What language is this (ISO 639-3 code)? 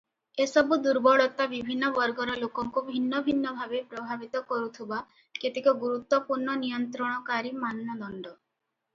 ori